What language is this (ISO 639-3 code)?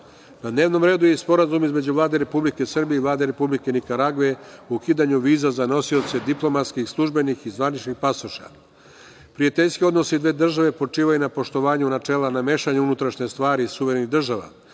srp